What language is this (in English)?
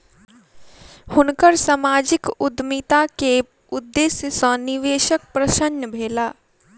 Maithili